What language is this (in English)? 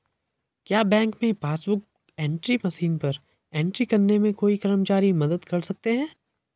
Hindi